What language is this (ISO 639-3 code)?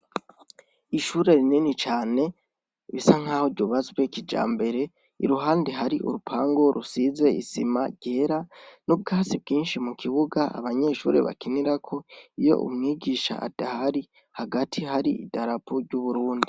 run